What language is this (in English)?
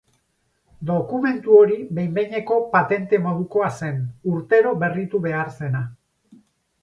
Basque